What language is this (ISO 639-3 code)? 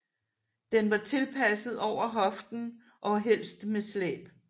dan